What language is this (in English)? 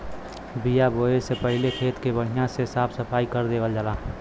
Bhojpuri